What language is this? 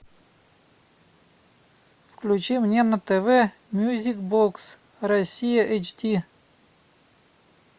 Russian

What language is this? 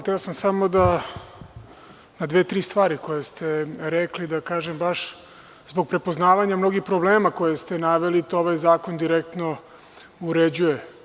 Serbian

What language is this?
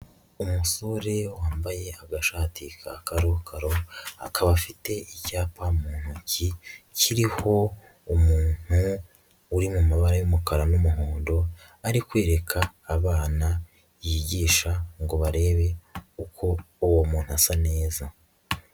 Kinyarwanda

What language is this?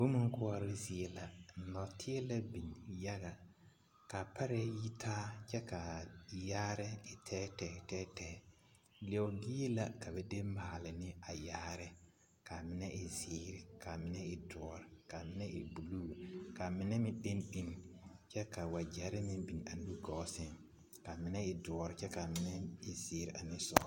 Southern Dagaare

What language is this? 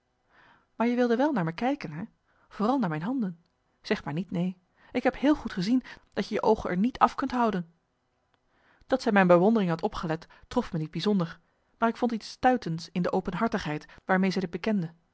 Dutch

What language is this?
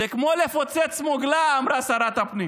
Hebrew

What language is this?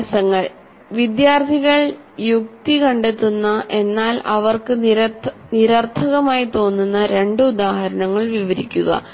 Malayalam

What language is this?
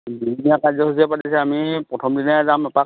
Assamese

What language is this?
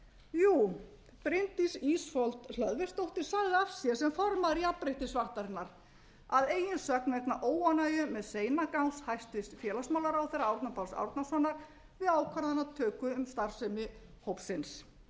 Icelandic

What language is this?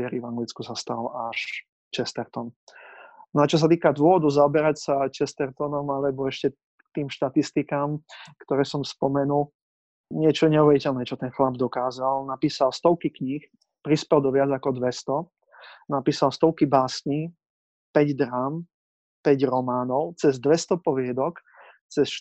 Slovak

